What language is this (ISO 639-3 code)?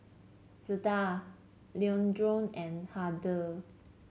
eng